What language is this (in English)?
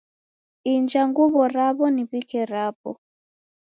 Taita